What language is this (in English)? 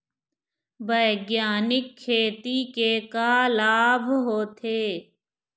Chhattisgarhi